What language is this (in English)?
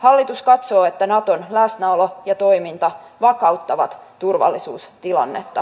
Finnish